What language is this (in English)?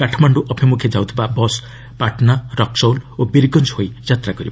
Odia